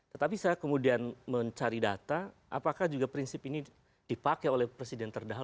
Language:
Indonesian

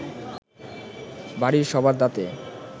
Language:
Bangla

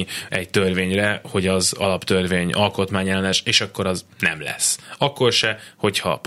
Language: Hungarian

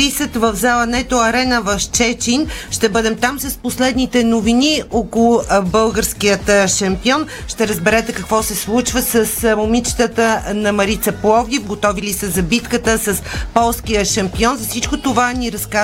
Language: Bulgarian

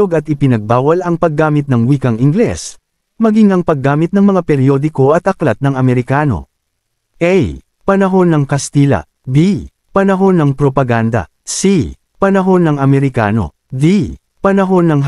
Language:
Filipino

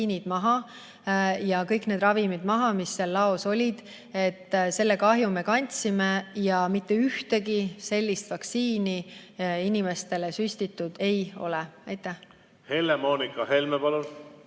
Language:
Estonian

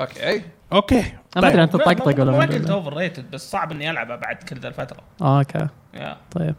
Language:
Arabic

